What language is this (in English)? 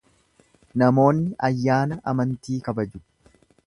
Oromo